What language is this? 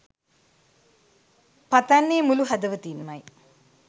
Sinhala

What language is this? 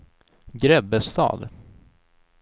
Swedish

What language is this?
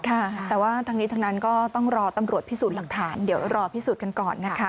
Thai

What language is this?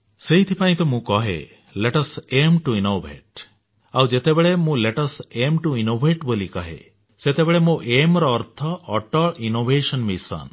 Odia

